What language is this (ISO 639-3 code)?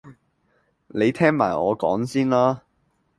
yue